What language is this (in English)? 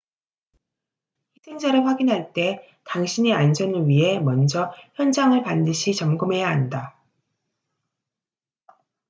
Korean